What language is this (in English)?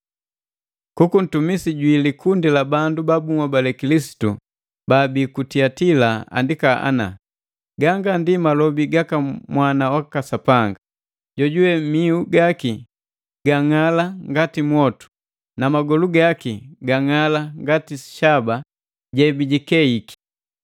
Matengo